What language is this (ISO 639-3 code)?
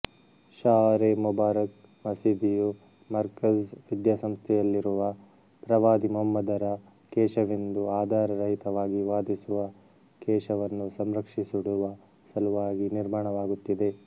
kan